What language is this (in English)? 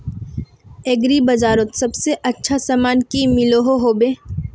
Magahi